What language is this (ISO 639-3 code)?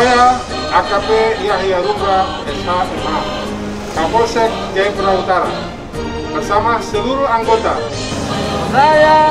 ind